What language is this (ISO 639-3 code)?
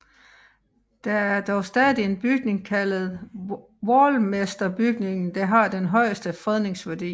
dan